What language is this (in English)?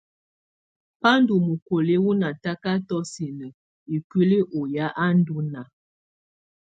Tunen